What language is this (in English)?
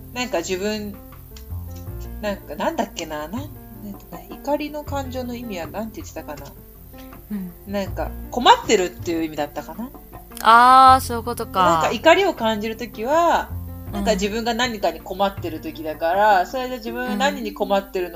Japanese